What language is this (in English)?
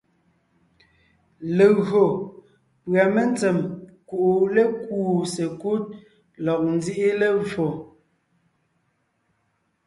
Ngiemboon